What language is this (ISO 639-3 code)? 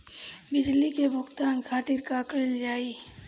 bho